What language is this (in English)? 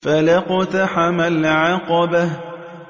Arabic